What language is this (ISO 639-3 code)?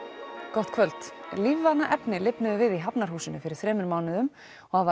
isl